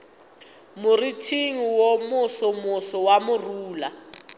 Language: Northern Sotho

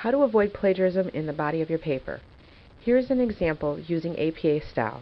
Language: English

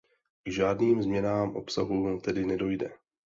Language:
Czech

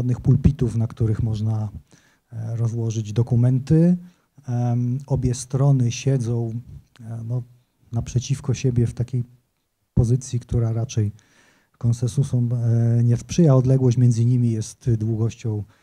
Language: Polish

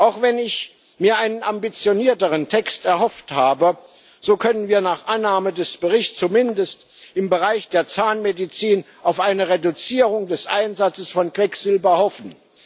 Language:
German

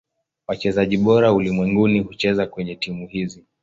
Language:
Swahili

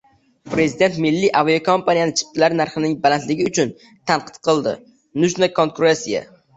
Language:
Uzbek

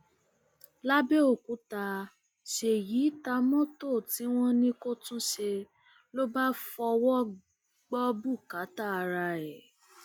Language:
Yoruba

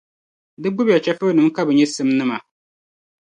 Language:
Dagbani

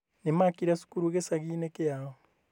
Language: Kikuyu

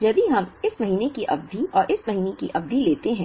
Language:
Hindi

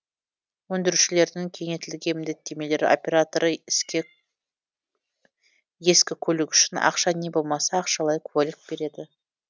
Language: Kazakh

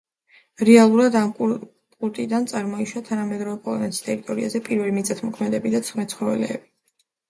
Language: Georgian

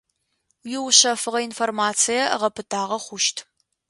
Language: Adyghe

